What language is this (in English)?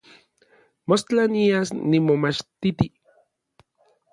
Orizaba Nahuatl